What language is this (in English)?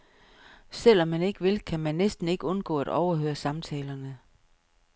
Danish